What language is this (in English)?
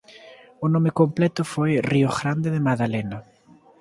Galician